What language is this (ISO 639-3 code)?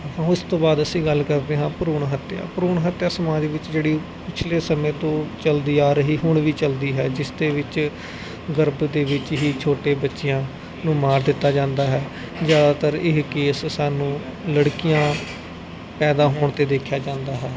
pan